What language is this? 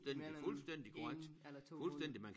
Danish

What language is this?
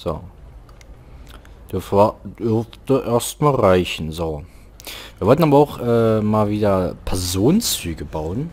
German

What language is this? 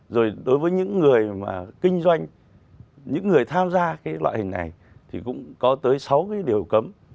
Vietnamese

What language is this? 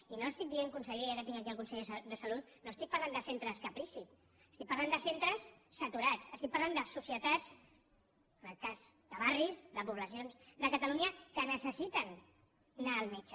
Catalan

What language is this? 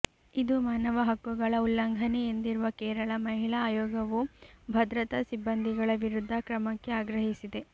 Kannada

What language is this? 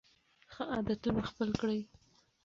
Pashto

